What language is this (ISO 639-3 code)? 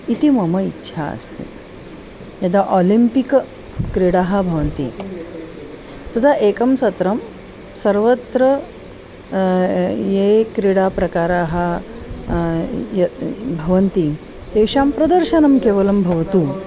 san